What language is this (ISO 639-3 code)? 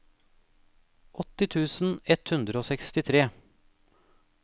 nor